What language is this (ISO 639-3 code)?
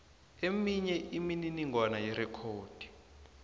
nbl